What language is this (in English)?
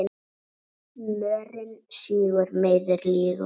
Icelandic